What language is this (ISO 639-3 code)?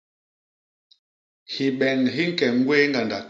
bas